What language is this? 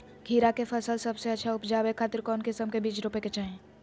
Magahi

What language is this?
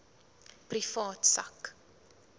Afrikaans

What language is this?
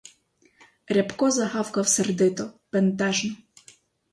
Ukrainian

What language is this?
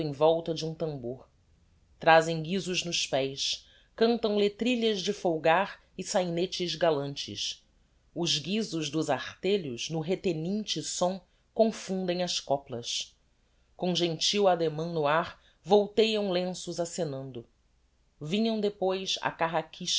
Portuguese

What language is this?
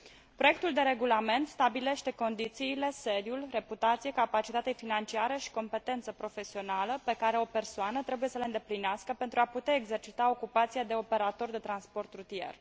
Romanian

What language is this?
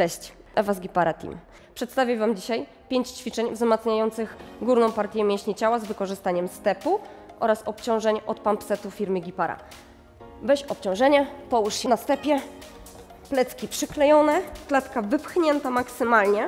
Polish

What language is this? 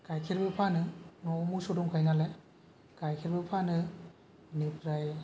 Bodo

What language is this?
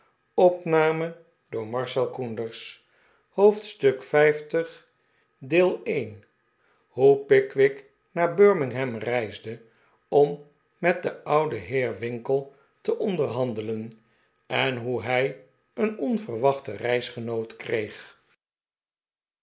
Dutch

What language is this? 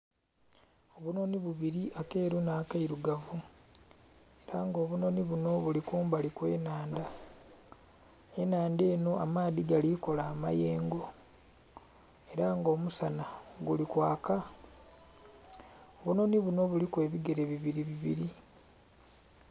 Soga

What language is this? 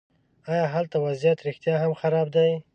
Pashto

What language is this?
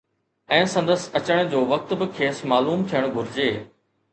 Sindhi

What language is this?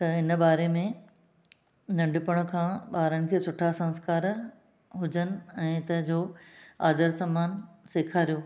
Sindhi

